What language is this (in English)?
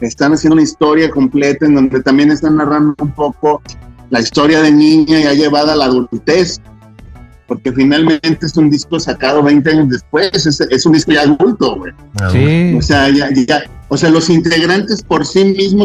Spanish